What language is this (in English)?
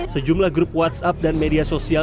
Indonesian